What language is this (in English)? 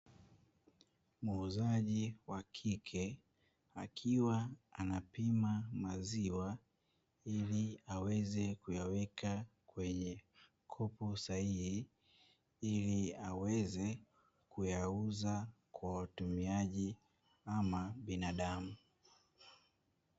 Swahili